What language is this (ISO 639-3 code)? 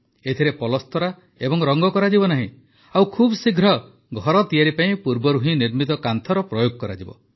ori